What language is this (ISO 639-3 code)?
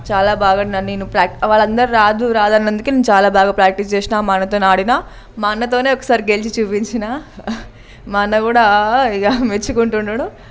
tel